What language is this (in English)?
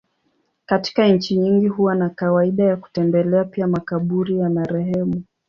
Swahili